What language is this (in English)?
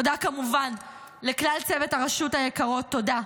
Hebrew